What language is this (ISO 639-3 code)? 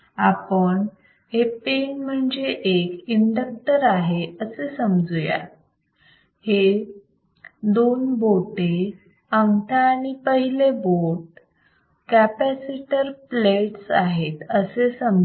mar